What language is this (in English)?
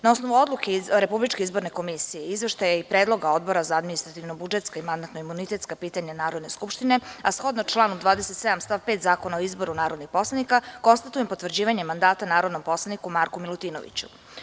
Serbian